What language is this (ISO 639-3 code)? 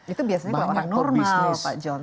ind